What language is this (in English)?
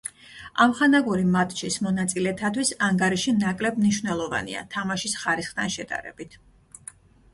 Georgian